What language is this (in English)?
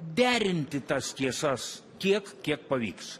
Lithuanian